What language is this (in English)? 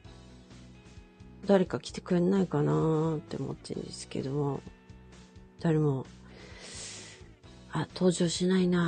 Japanese